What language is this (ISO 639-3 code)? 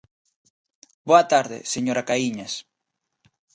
glg